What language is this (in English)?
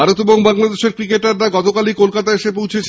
Bangla